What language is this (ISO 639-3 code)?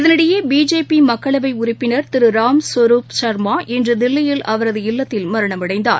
tam